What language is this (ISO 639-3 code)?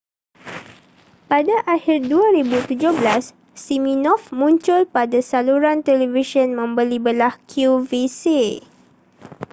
msa